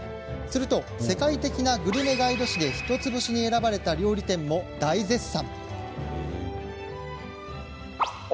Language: Japanese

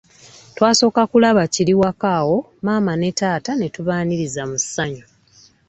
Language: Ganda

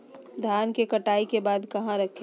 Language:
Magahi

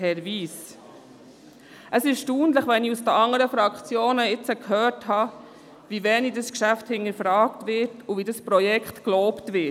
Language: Swiss German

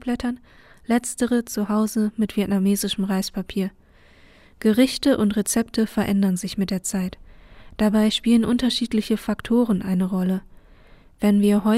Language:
German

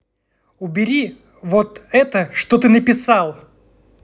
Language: Russian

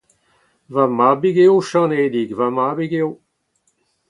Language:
Breton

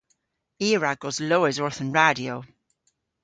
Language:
Cornish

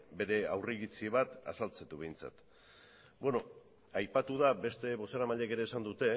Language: Basque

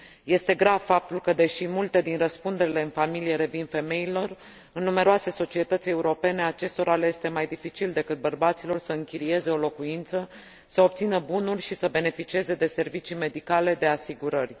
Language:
Romanian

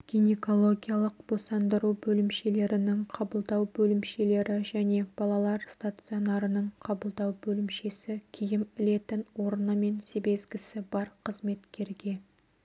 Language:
Kazakh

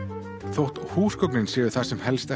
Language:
Icelandic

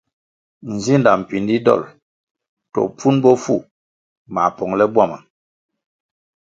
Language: Kwasio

